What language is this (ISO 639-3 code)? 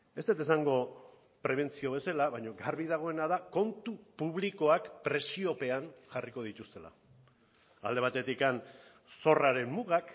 eus